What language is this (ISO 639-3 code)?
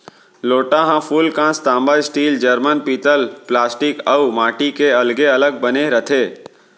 hne